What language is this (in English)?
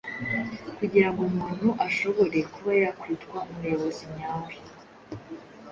Kinyarwanda